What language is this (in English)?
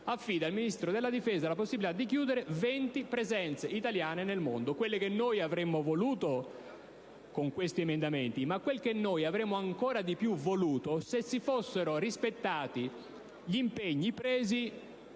Italian